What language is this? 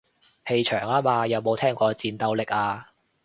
Cantonese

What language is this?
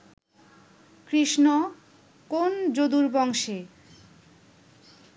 Bangla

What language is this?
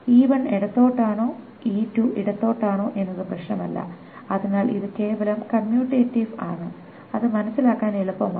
Malayalam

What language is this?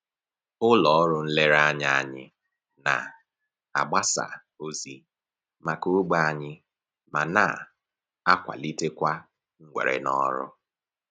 Igbo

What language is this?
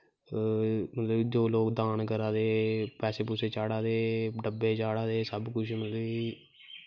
Dogri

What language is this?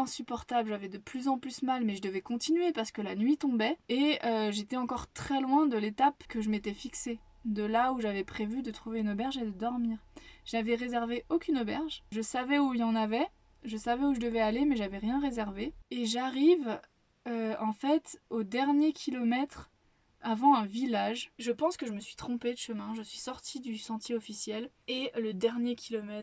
French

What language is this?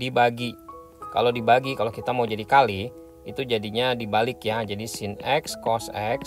Indonesian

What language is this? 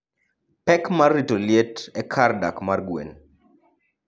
Luo (Kenya and Tanzania)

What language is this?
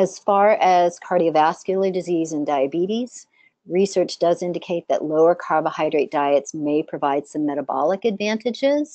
English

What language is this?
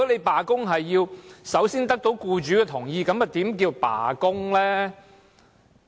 Cantonese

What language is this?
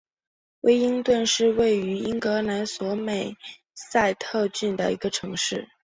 Chinese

